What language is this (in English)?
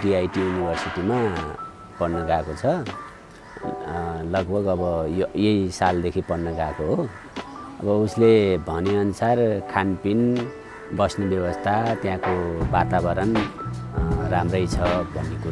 Japanese